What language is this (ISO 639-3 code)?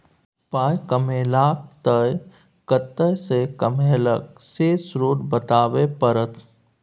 mai